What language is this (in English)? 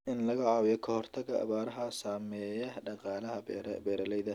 Somali